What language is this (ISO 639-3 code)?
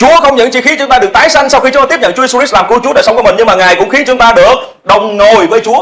vie